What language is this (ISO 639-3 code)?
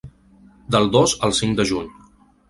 cat